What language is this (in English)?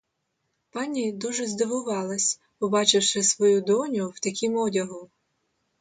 Ukrainian